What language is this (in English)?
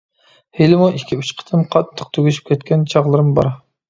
Uyghur